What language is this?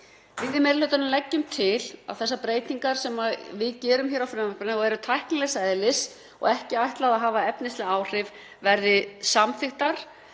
Icelandic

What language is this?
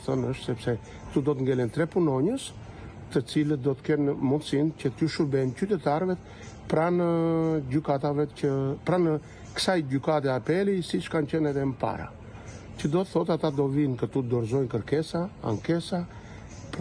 Romanian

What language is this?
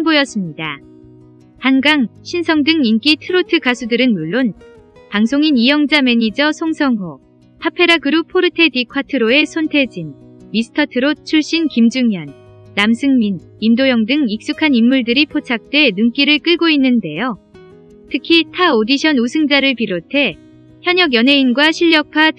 Korean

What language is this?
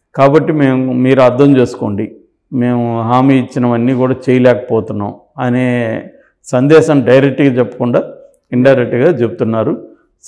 Telugu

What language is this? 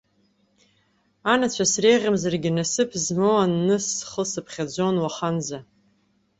Abkhazian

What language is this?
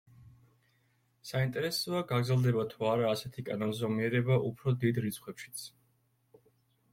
Georgian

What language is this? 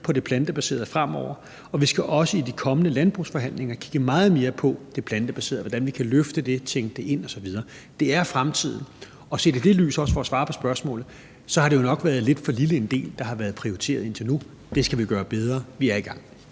Danish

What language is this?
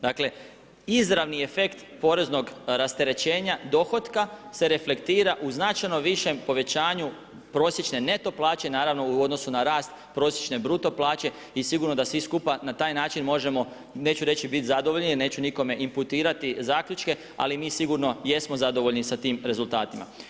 Croatian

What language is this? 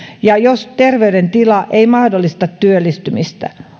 Finnish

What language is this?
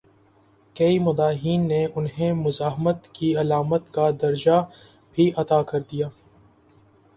Urdu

